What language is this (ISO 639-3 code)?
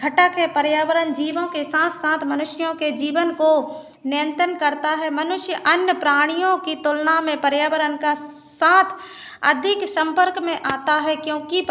hin